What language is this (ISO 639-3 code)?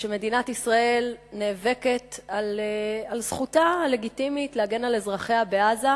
heb